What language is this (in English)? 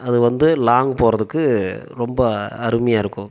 Tamil